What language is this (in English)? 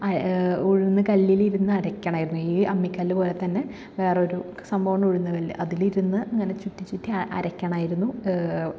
Malayalam